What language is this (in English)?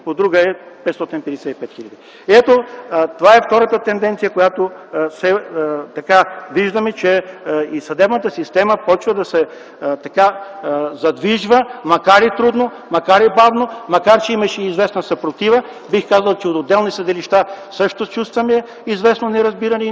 Bulgarian